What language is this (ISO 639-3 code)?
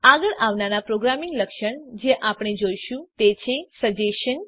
guj